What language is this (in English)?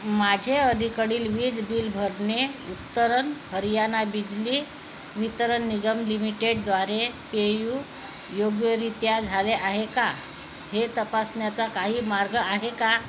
Marathi